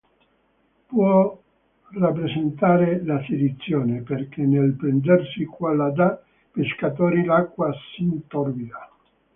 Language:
Italian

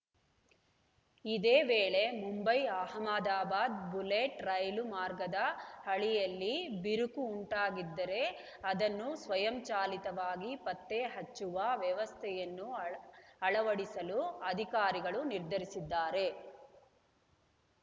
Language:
Kannada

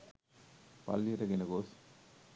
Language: Sinhala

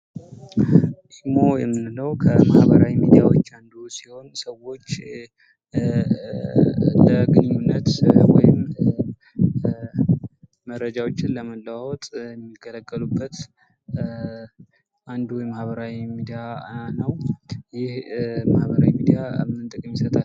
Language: Amharic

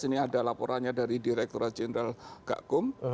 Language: Indonesian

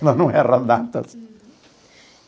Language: Portuguese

